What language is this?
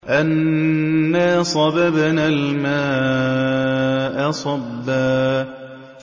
Arabic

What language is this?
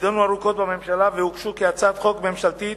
Hebrew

